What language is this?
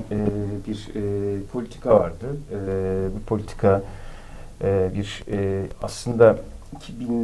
Turkish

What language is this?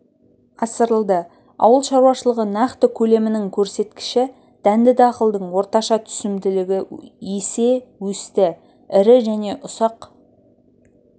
Kazakh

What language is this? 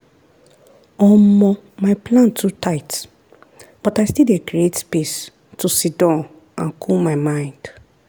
Nigerian Pidgin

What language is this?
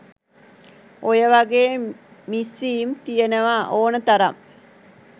Sinhala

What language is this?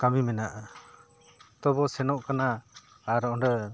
Santali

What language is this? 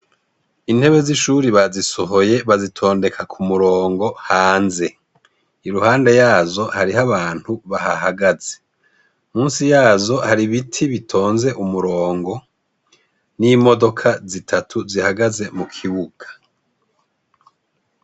Rundi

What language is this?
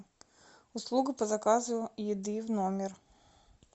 Russian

